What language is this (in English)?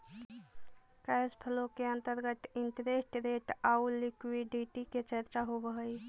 Magahi